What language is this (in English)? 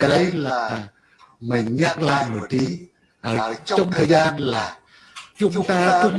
Vietnamese